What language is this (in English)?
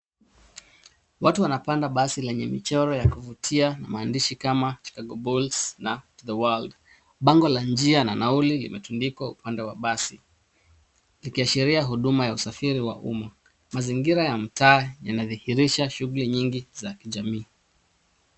Swahili